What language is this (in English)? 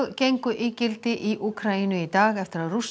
Icelandic